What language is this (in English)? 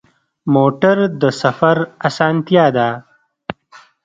Pashto